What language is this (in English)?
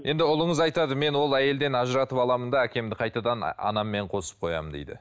Kazakh